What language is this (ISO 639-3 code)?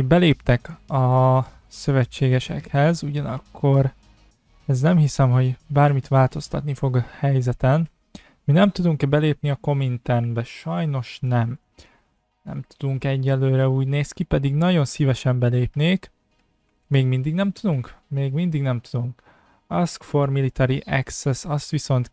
hun